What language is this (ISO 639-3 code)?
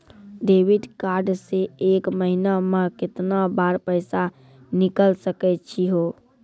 mai